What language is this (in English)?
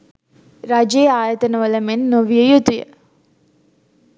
Sinhala